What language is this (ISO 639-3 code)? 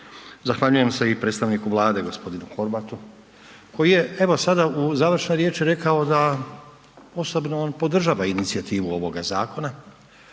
hrv